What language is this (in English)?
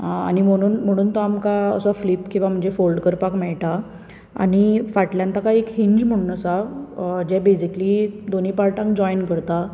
Konkani